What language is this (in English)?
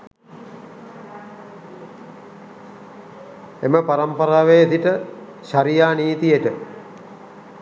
Sinhala